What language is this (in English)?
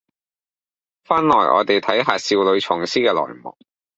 Cantonese